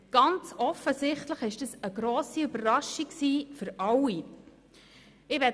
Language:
Swiss German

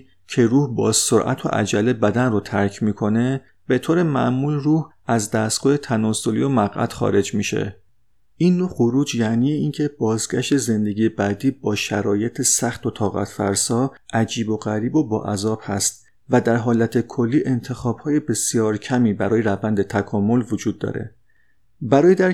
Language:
Persian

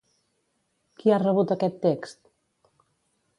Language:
Catalan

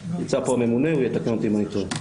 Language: Hebrew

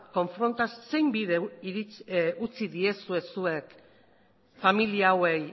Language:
Basque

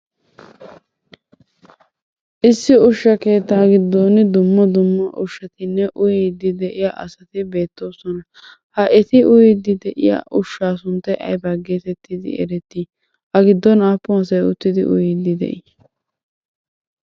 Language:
Wolaytta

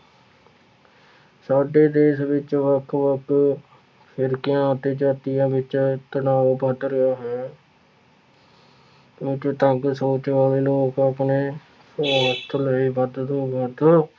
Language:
Punjabi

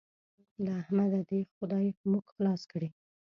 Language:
Pashto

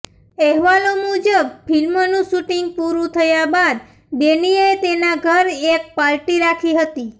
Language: Gujarati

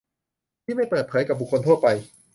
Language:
Thai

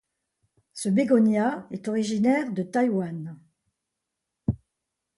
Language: French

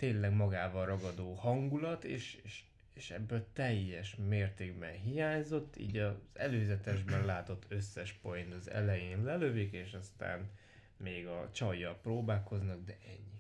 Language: Hungarian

